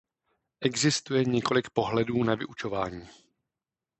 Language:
Czech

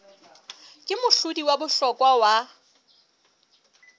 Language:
Southern Sotho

